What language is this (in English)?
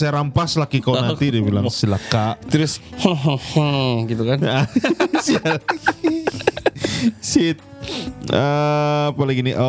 Malay